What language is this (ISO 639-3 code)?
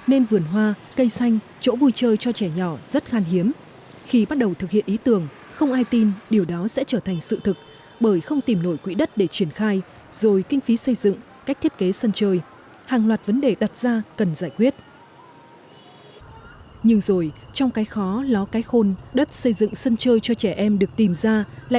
vie